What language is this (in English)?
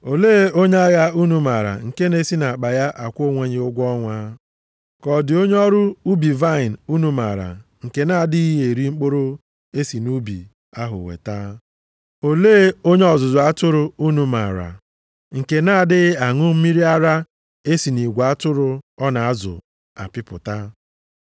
Igbo